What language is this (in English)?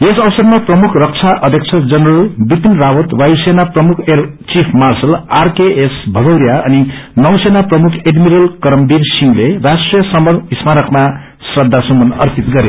Nepali